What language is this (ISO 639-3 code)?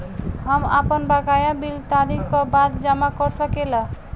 bho